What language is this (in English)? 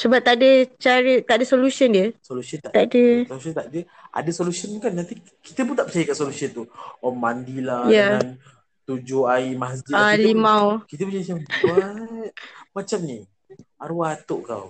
Malay